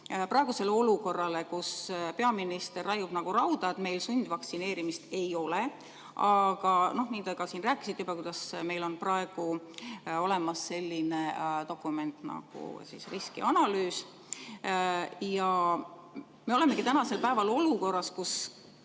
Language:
Estonian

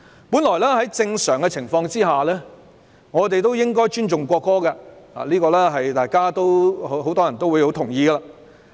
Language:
Cantonese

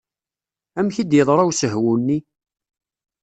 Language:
Kabyle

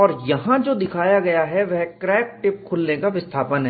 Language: Hindi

